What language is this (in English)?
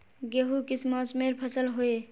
Magahi